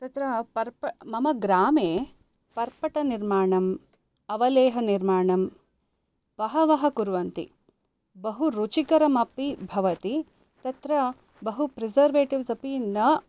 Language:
Sanskrit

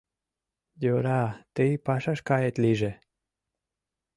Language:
Mari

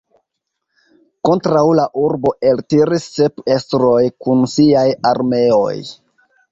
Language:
Esperanto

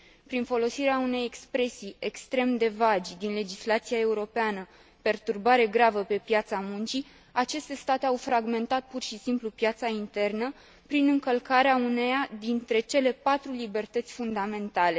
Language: Romanian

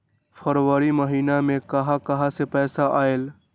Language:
Magahi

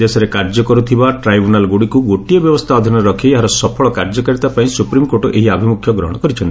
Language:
Odia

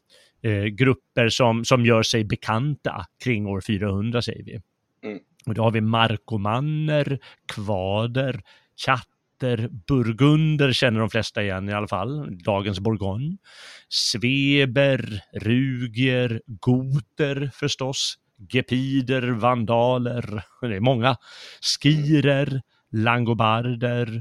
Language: Swedish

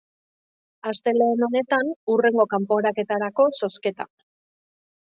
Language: Basque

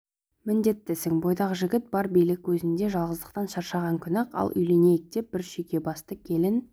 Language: Kazakh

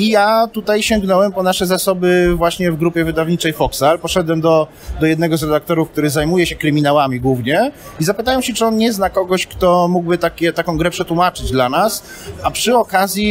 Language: Polish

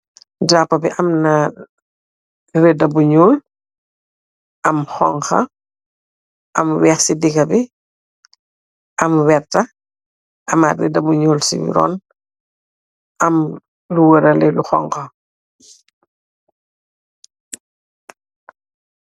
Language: Wolof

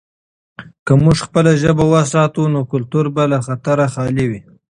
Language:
Pashto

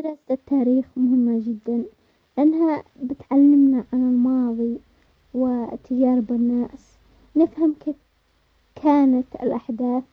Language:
Omani Arabic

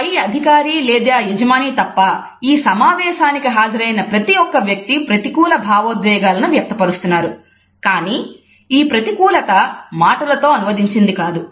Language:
Telugu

